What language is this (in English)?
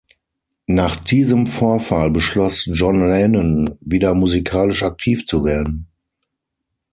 German